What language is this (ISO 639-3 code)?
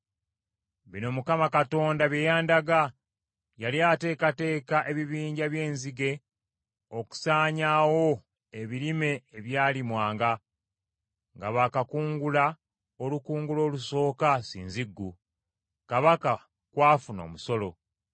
lug